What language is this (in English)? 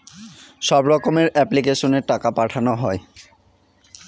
Bangla